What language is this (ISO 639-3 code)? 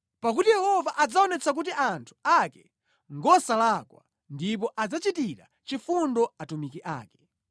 nya